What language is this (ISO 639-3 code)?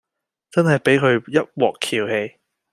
yue